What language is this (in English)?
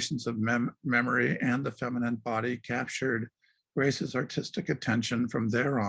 English